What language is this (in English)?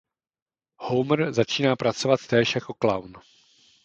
Czech